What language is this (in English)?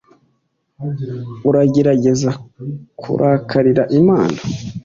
Kinyarwanda